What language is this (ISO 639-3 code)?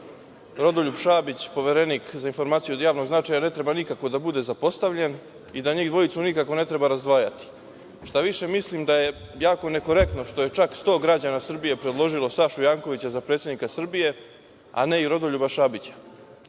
srp